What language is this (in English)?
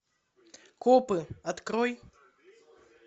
Russian